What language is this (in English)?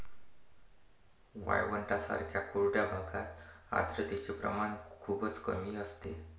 Marathi